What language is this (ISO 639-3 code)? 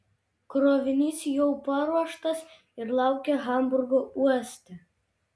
lit